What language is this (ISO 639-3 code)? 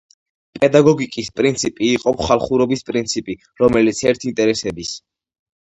kat